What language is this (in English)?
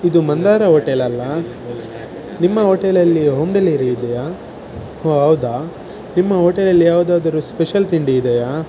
Kannada